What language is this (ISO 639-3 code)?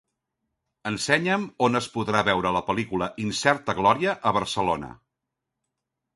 cat